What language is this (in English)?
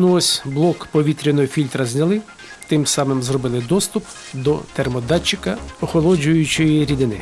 Ukrainian